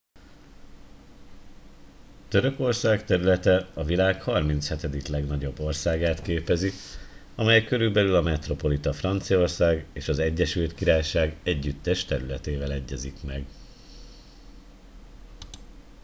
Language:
Hungarian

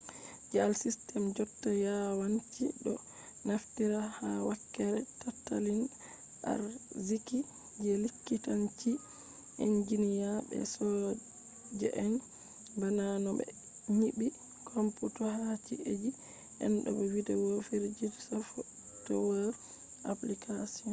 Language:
Fula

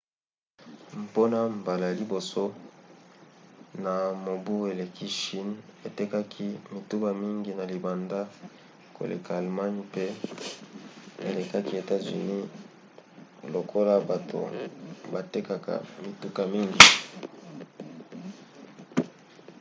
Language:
Lingala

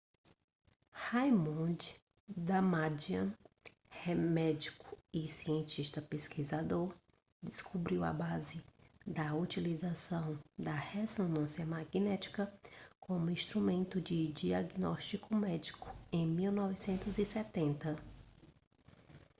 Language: Portuguese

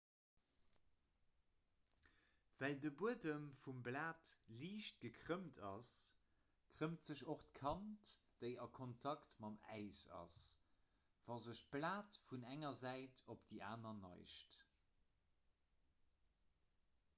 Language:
Luxembourgish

